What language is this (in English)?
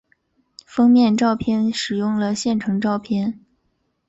Chinese